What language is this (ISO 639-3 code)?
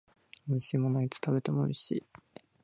jpn